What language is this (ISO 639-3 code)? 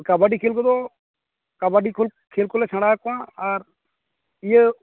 sat